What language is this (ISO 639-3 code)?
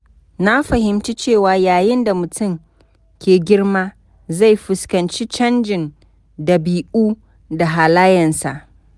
hau